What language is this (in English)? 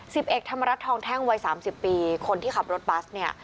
Thai